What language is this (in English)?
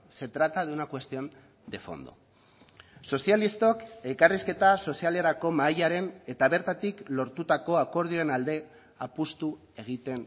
Basque